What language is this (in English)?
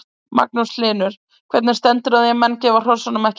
Icelandic